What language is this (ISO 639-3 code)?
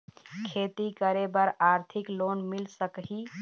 hne